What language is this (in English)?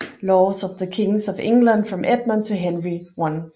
Danish